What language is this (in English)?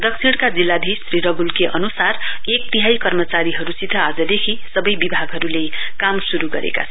Nepali